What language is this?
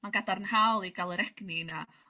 Welsh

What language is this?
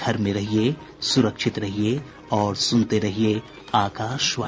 Hindi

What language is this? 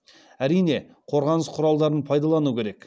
Kazakh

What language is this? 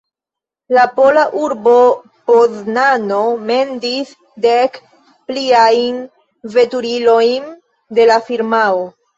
Esperanto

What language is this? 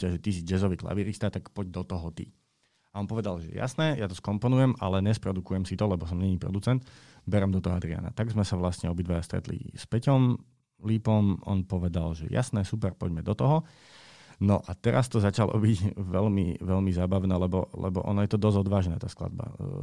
Slovak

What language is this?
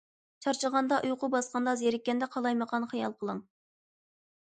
Uyghur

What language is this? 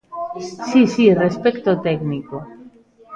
Galician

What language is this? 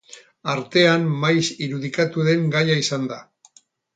Basque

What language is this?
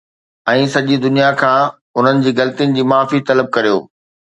Sindhi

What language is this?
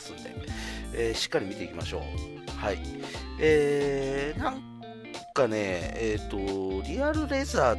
Japanese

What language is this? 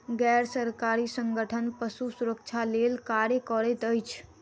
Maithili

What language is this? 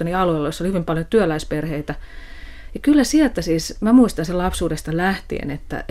Finnish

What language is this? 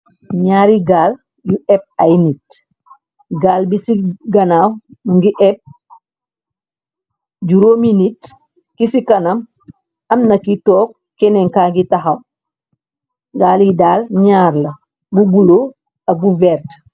Wolof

